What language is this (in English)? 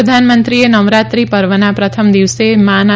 Gujarati